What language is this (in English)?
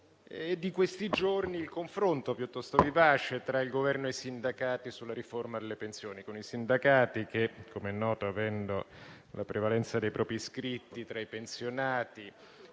Italian